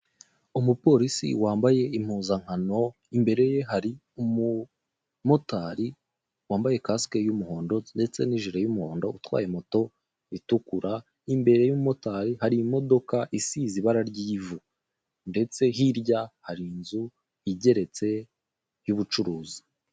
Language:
Kinyarwanda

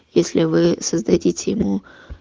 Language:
Russian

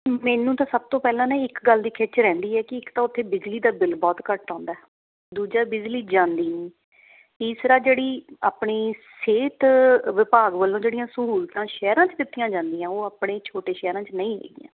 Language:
Punjabi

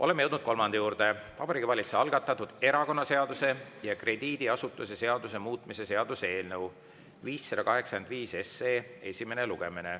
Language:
Estonian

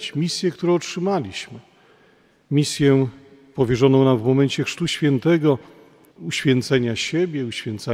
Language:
Polish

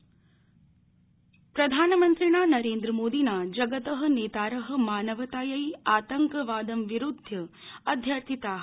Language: Sanskrit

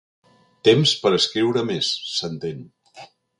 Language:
Catalan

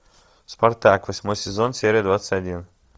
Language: Russian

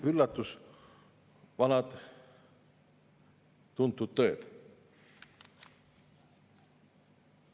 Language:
Estonian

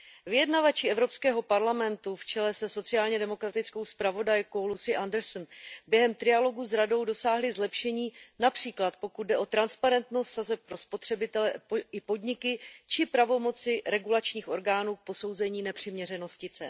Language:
Czech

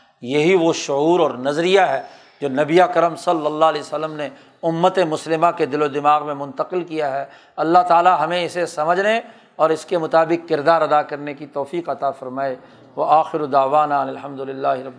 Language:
Urdu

